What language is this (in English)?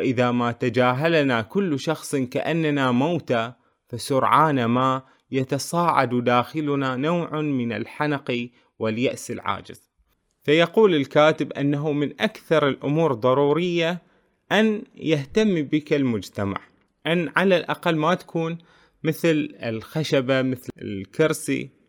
Arabic